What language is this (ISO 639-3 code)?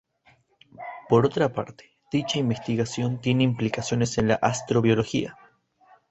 spa